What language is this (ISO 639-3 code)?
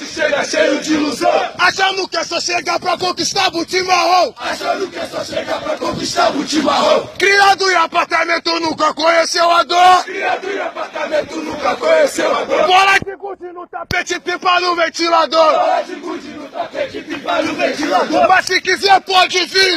por